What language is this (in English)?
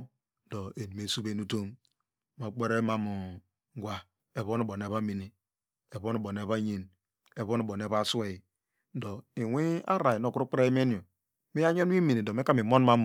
Degema